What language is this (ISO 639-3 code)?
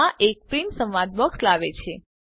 guj